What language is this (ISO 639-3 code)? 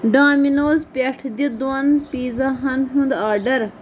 kas